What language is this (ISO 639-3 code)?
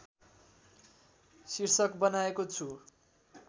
nep